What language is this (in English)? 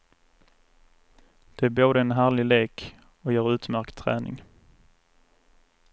Swedish